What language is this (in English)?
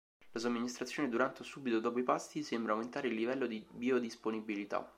Italian